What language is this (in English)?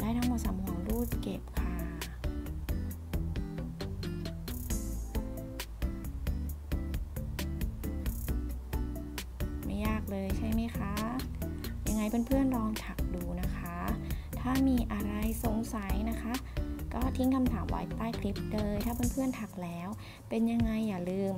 Thai